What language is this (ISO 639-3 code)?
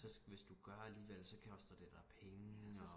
dan